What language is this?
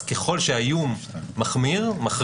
Hebrew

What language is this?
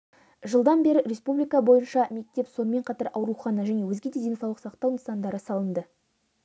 Kazakh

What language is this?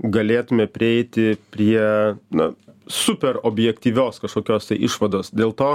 Lithuanian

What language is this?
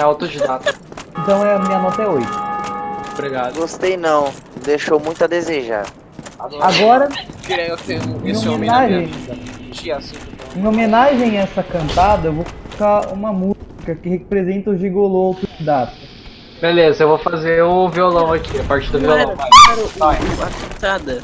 Portuguese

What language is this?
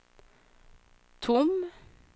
Swedish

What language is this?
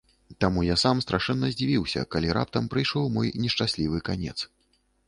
Belarusian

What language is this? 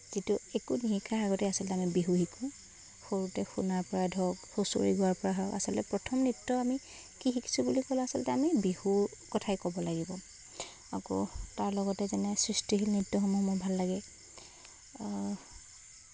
Assamese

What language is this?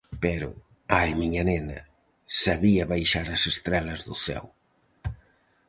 Galician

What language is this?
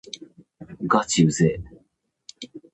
Japanese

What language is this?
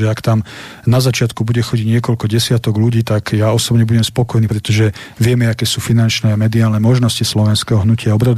Slovak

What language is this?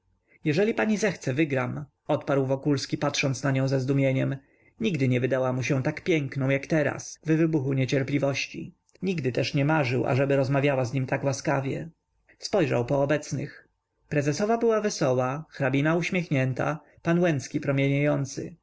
Polish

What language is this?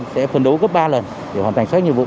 Vietnamese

